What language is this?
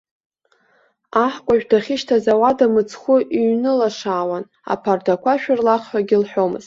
Abkhazian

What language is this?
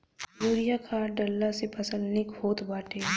Bhojpuri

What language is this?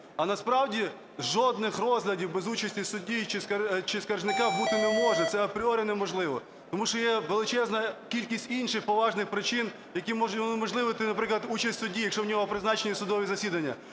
Ukrainian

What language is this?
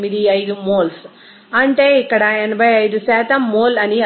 Telugu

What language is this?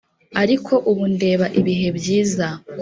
Kinyarwanda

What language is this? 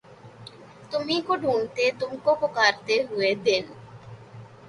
Urdu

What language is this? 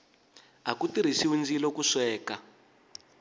Tsonga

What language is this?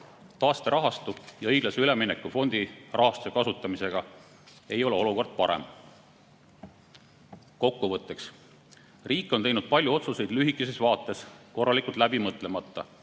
Estonian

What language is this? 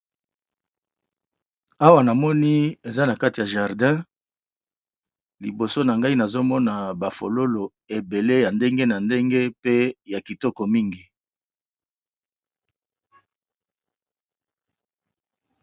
Lingala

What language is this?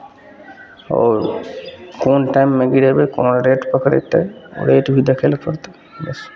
Maithili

